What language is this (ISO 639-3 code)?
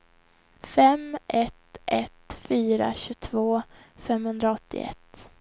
swe